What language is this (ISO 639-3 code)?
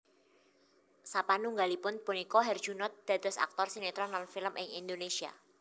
jav